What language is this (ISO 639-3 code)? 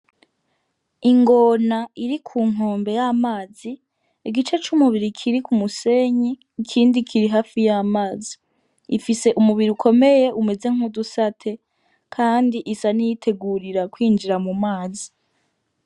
run